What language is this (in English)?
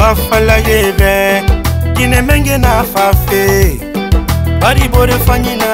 French